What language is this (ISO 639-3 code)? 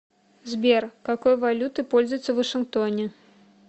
rus